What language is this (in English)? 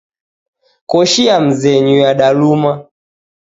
Taita